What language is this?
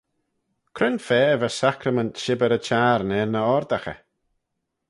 Manx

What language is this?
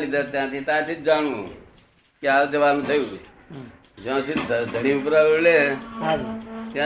Gujarati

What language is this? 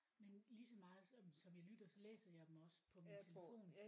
Danish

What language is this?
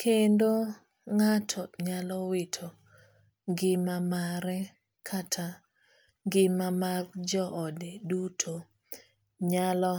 Luo (Kenya and Tanzania)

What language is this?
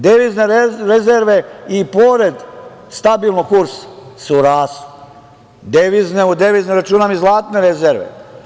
Serbian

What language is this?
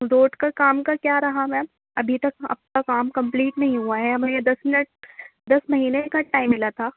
Urdu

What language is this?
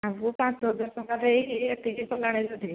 Odia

